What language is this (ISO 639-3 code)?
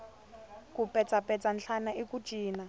tso